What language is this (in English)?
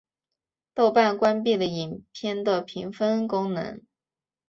Chinese